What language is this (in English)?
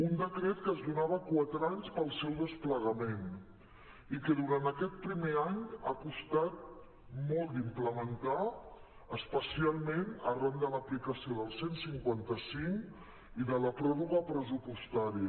Catalan